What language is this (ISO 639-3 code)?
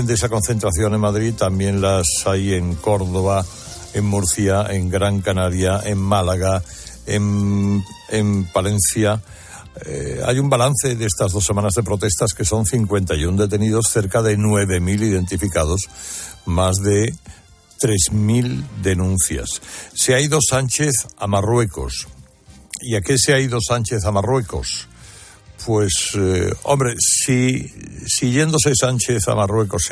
spa